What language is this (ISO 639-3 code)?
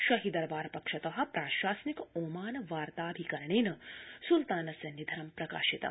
san